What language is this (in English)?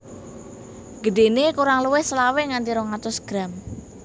Javanese